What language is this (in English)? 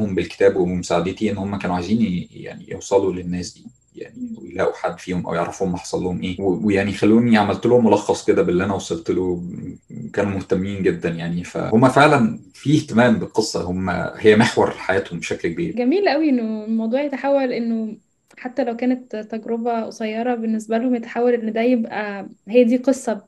Arabic